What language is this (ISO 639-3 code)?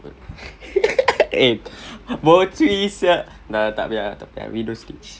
eng